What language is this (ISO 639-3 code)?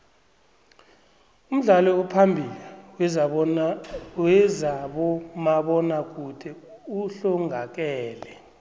nbl